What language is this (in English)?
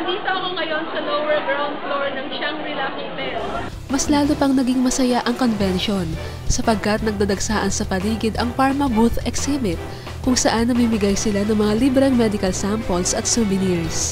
Filipino